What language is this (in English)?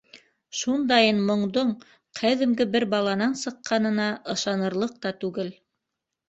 Bashkir